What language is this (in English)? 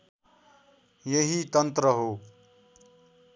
Nepali